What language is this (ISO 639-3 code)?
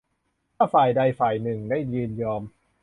tha